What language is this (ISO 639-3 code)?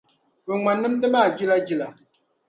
dag